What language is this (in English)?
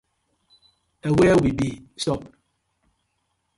Nigerian Pidgin